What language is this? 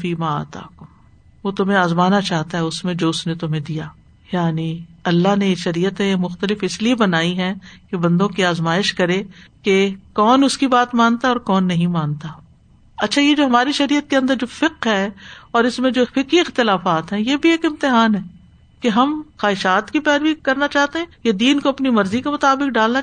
Urdu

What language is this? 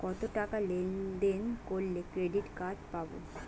Bangla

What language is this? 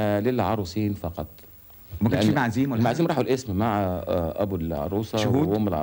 Arabic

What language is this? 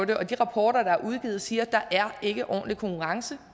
Danish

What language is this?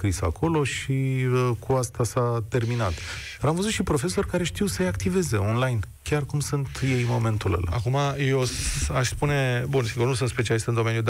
Romanian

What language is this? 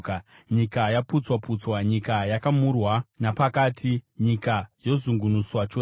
Shona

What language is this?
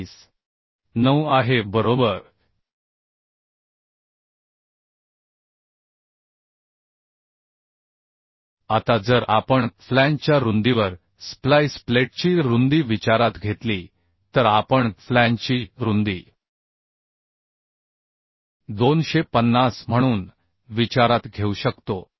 Marathi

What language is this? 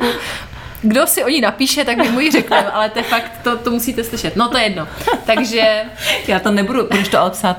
Czech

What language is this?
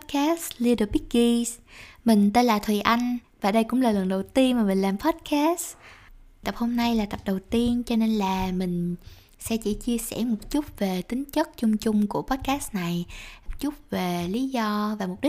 Vietnamese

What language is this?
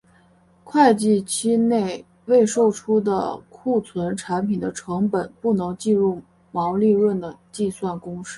Chinese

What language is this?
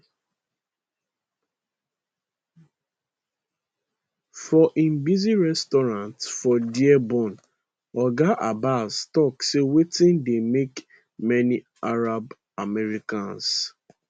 Nigerian Pidgin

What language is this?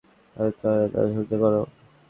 Bangla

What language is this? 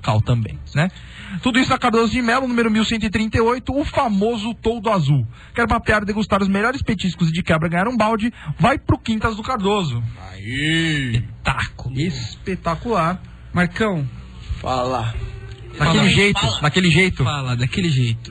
Portuguese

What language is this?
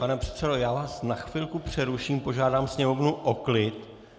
Czech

